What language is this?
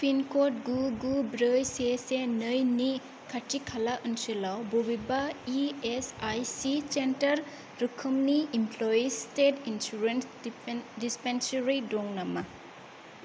Bodo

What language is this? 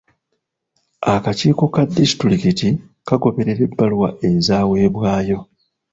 Ganda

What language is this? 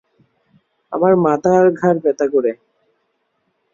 Bangla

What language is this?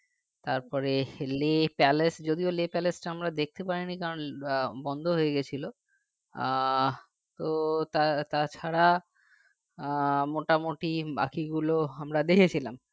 Bangla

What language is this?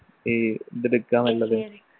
Malayalam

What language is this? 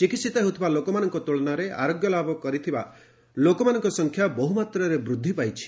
Odia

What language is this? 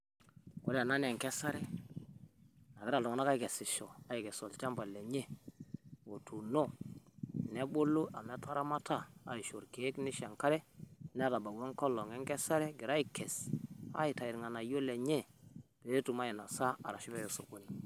Masai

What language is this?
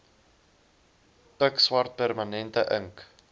Afrikaans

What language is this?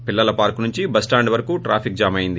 Telugu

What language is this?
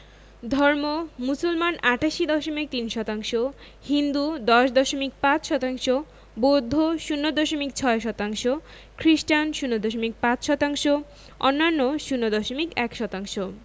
Bangla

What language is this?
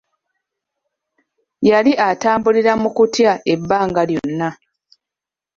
Ganda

